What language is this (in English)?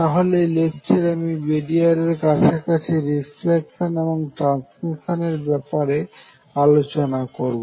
Bangla